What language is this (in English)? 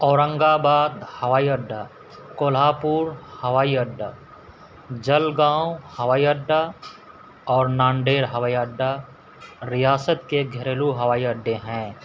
Urdu